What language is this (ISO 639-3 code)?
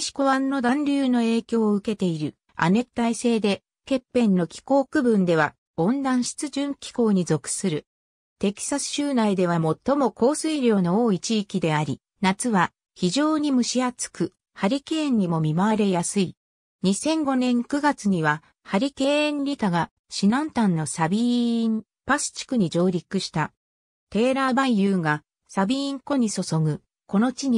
jpn